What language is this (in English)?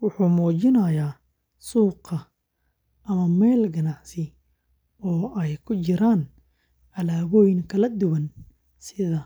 Somali